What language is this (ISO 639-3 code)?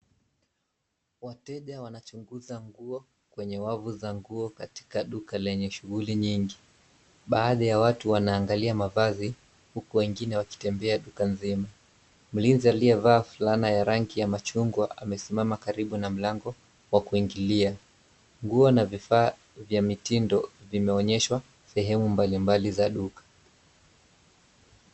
swa